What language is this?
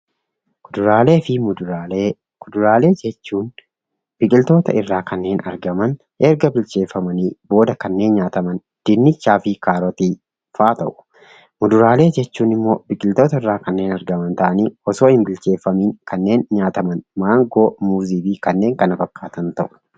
Oromo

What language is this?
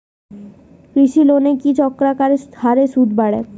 Bangla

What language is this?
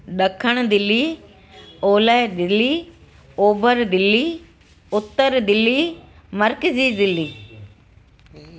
Sindhi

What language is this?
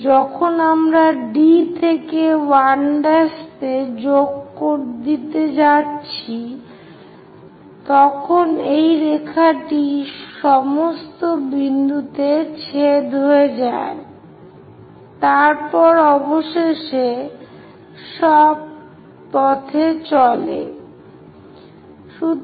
Bangla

